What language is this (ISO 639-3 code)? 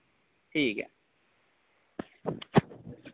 doi